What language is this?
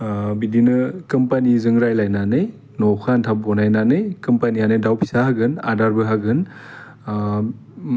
Bodo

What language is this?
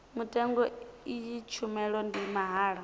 Venda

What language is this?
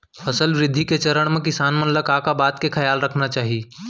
Chhattisgarhi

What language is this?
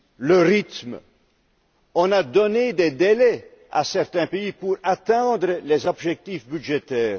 French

